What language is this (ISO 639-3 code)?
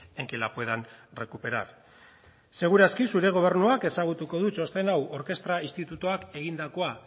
eus